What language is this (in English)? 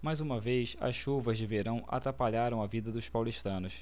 Portuguese